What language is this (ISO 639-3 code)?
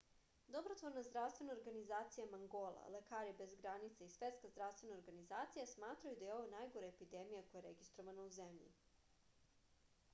srp